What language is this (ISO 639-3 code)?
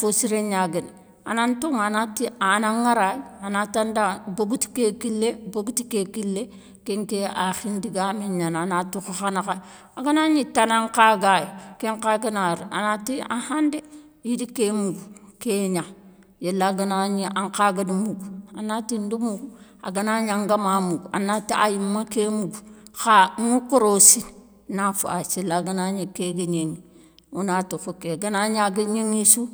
snk